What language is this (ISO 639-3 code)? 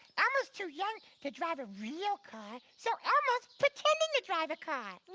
eng